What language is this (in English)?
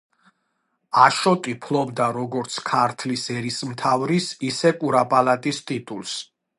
Georgian